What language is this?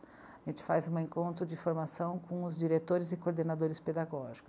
Portuguese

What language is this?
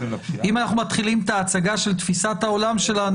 Hebrew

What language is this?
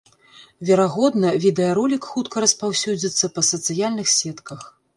Belarusian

